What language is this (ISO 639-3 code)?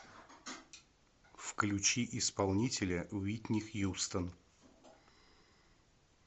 rus